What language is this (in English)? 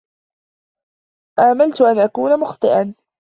Arabic